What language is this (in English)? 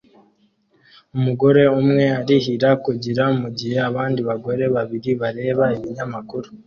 Kinyarwanda